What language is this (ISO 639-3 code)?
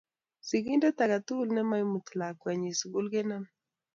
kln